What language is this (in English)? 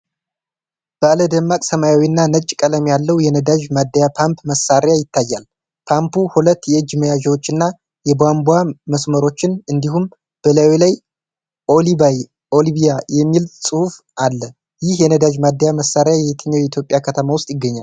Amharic